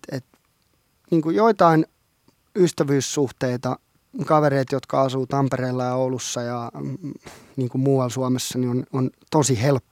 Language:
Finnish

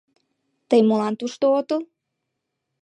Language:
Mari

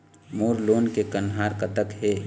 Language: Chhattisgarhi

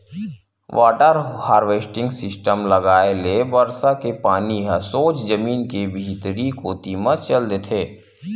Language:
Chhattisgarhi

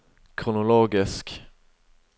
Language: Norwegian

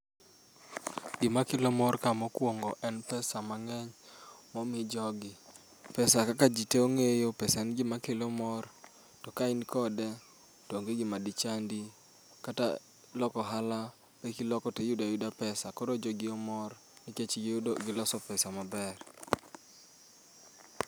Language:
Luo (Kenya and Tanzania)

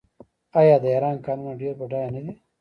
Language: Pashto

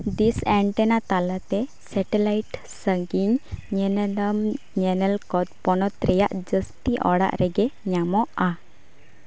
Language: Santali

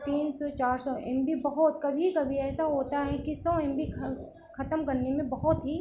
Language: Hindi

